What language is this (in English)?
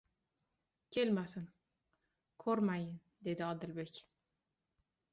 Uzbek